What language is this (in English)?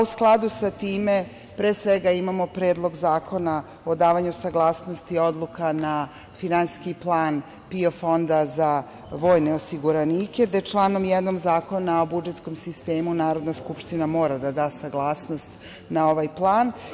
Serbian